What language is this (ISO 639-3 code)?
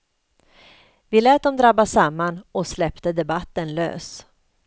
swe